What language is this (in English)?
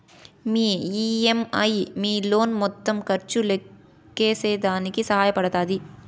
Telugu